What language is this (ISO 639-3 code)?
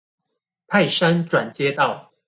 zho